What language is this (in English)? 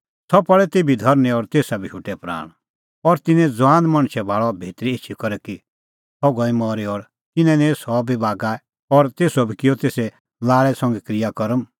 Kullu Pahari